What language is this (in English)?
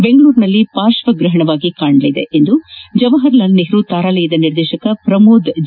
Kannada